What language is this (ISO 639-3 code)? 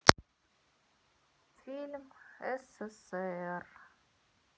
rus